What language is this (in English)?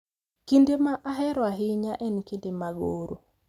Luo (Kenya and Tanzania)